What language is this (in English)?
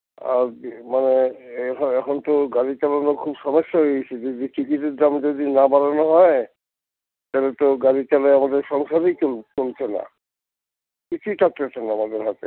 Bangla